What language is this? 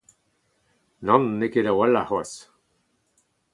Breton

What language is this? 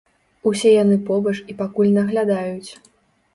Belarusian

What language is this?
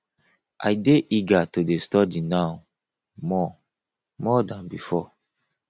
Nigerian Pidgin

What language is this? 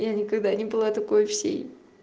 Russian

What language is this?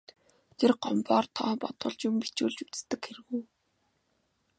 Mongolian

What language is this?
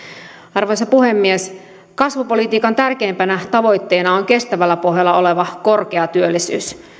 Finnish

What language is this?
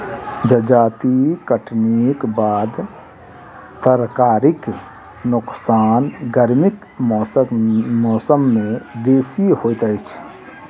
Maithili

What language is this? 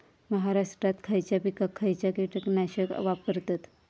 Marathi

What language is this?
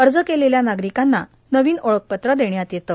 Marathi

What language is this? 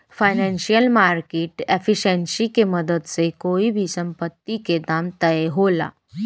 Bhojpuri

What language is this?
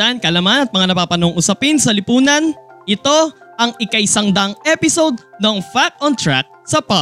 Filipino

